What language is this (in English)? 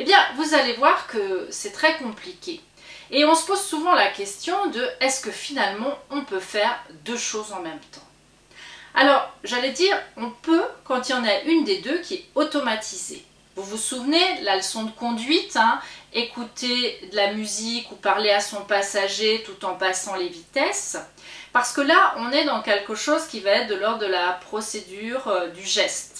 French